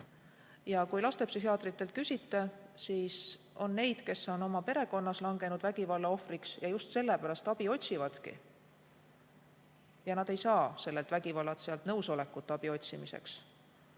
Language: Estonian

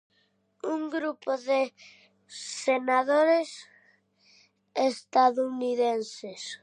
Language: Galician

